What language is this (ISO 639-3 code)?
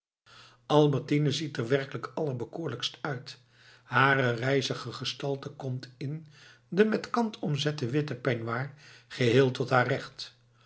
nld